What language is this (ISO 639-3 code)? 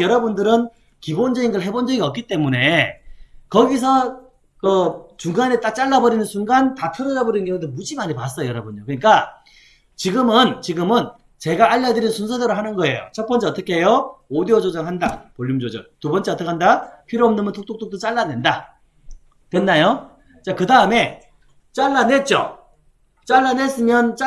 kor